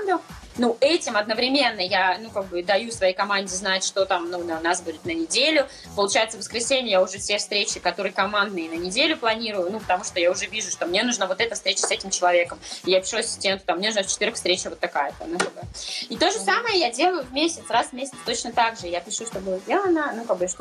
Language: Russian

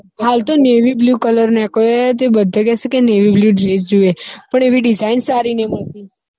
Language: Gujarati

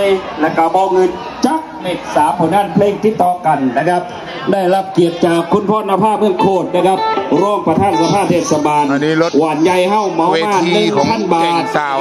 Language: Thai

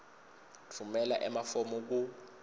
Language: Swati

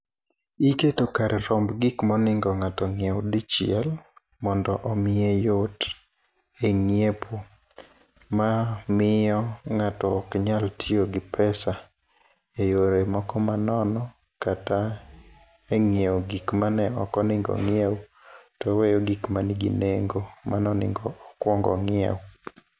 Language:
Luo (Kenya and Tanzania)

